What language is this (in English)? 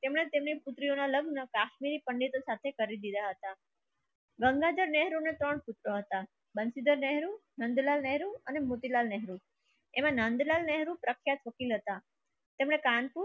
Gujarati